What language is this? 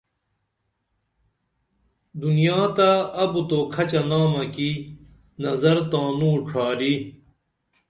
Dameli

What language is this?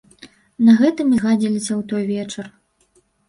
Belarusian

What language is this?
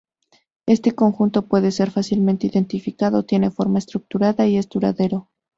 Spanish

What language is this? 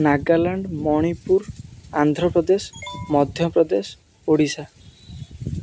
Odia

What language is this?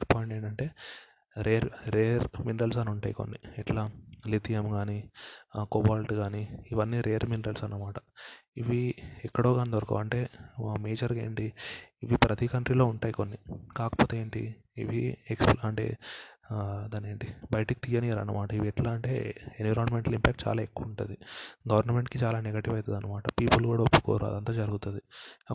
Telugu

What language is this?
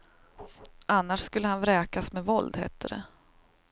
Swedish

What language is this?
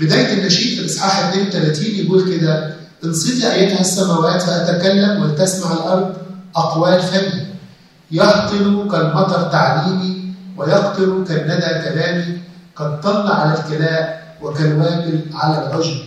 Arabic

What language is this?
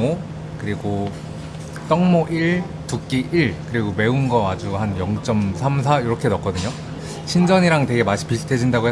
Korean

